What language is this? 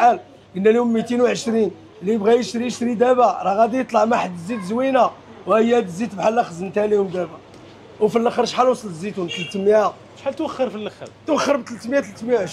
Arabic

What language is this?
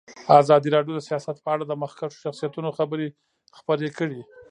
Pashto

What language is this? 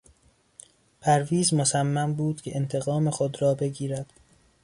Persian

